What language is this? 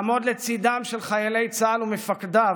Hebrew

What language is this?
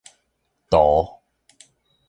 Min Nan Chinese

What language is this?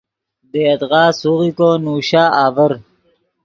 Yidgha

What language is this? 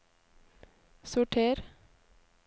Norwegian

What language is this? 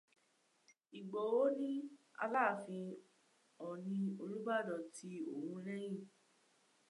Yoruba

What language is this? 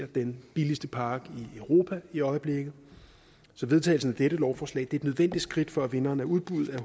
Danish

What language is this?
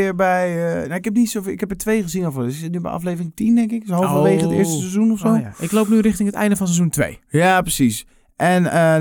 Dutch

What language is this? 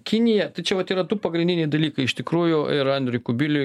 Lithuanian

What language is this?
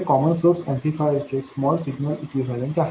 Marathi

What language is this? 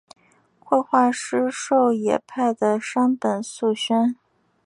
Chinese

